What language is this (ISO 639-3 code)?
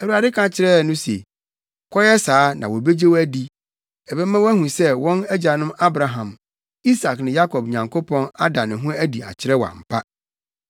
aka